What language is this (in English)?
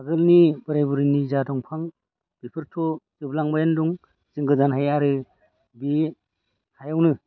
Bodo